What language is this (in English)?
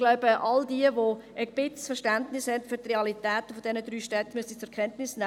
Swiss German